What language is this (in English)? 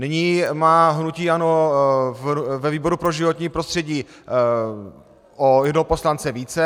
Czech